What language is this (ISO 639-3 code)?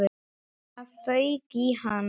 isl